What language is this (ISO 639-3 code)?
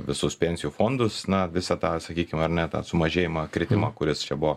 lit